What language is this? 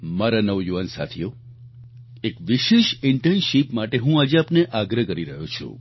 Gujarati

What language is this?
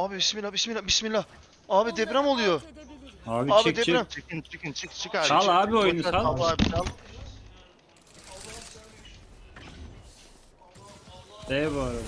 Turkish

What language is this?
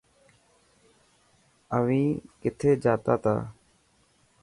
Dhatki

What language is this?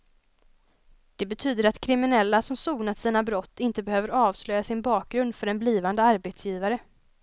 Swedish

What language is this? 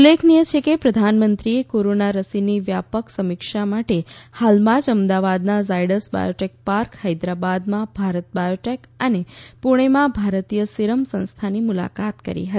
Gujarati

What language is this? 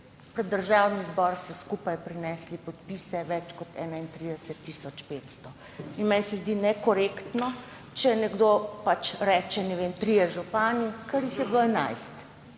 Slovenian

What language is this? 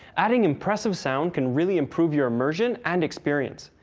English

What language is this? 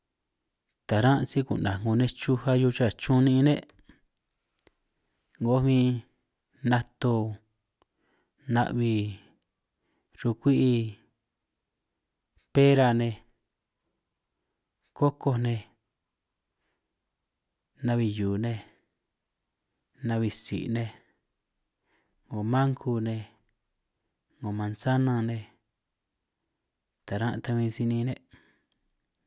San Martín Itunyoso Triqui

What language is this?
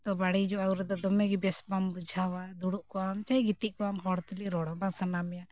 Santali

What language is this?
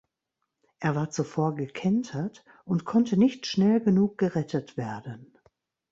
German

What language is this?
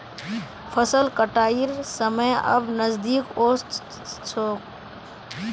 Magahi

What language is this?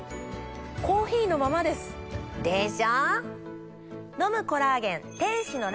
Japanese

